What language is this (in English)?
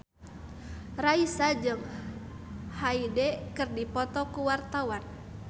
Sundanese